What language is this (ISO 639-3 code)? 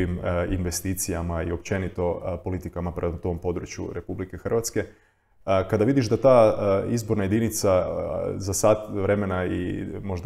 hrv